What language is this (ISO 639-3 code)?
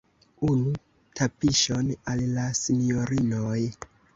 epo